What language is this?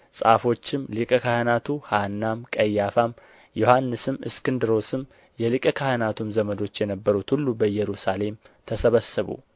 Amharic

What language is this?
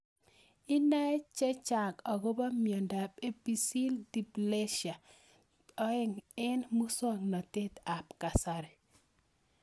Kalenjin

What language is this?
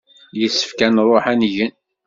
Kabyle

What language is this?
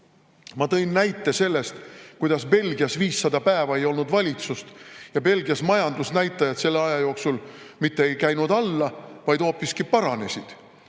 Estonian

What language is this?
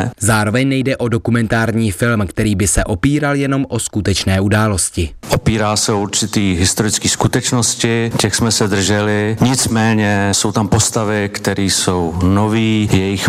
Czech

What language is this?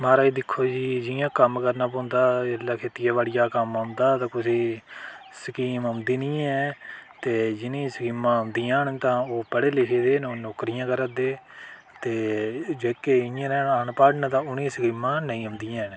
Dogri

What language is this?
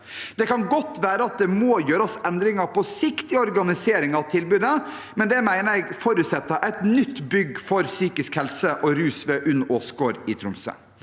Norwegian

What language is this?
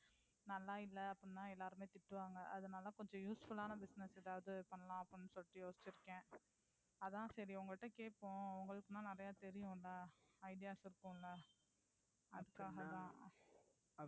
Tamil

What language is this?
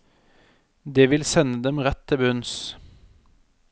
Norwegian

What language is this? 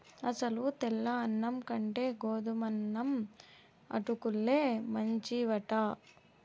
Telugu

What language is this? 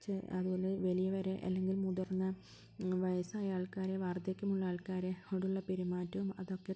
Malayalam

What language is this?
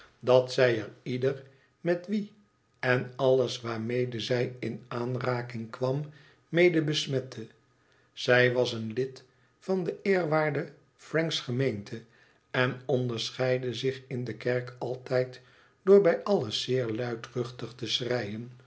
Dutch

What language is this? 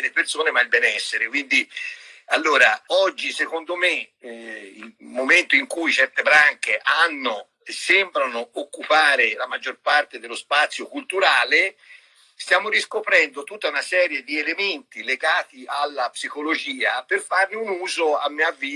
Italian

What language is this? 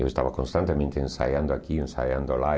Portuguese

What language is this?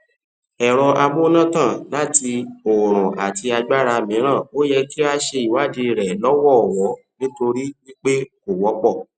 Yoruba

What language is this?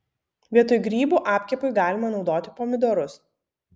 Lithuanian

